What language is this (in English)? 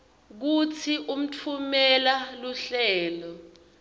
Swati